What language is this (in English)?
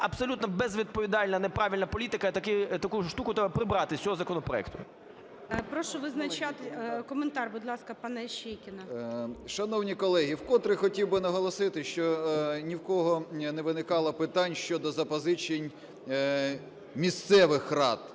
Ukrainian